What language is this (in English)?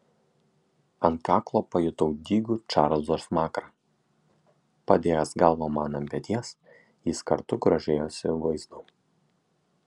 Lithuanian